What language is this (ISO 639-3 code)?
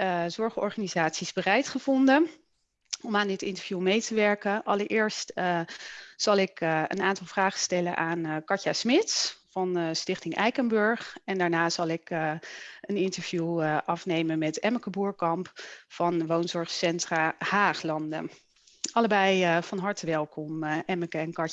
nld